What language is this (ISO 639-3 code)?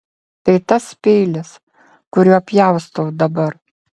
lit